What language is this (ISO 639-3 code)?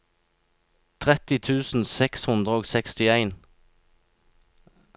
nor